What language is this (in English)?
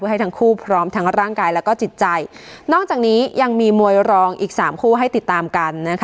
Thai